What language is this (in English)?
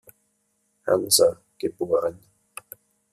German